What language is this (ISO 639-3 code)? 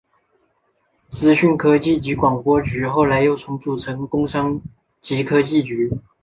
zho